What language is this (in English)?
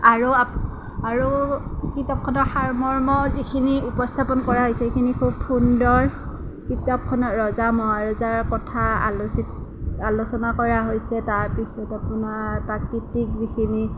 Assamese